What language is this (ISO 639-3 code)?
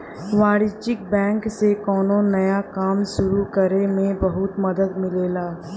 bho